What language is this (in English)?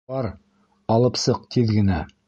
Bashkir